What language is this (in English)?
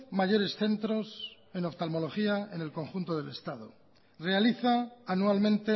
Spanish